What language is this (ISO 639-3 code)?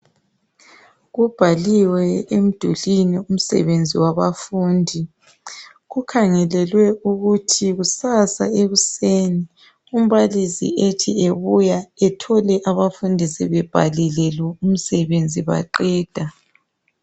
nde